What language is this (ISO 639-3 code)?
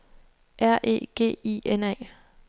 dan